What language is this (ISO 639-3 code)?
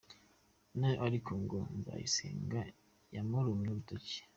kin